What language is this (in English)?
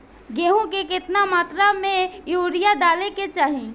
Bhojpuri